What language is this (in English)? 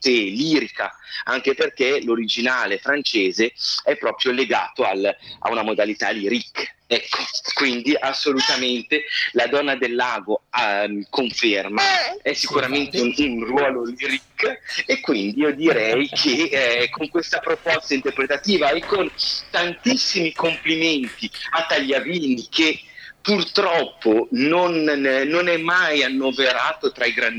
Italian